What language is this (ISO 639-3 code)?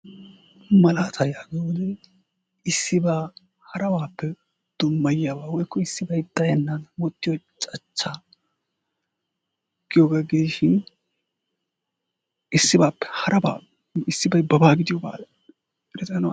wal